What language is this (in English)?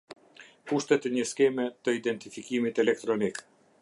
Albanian